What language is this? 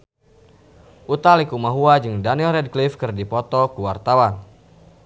Sundanese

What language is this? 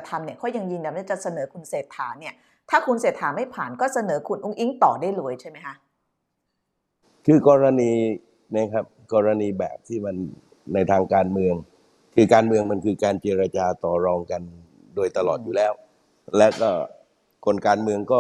Thai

